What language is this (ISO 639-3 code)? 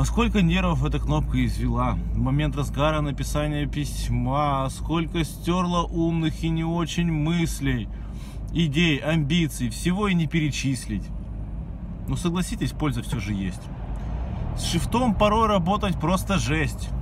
rus